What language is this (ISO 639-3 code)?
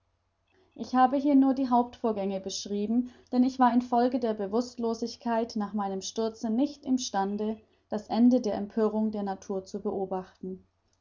deu